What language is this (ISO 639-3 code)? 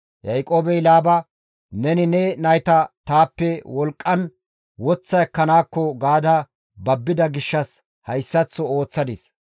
gmv